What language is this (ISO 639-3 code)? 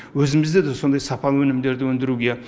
kaz